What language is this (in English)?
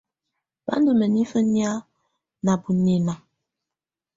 Tunen